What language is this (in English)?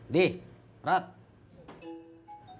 Indonesian